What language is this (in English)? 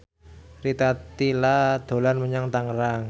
Javanese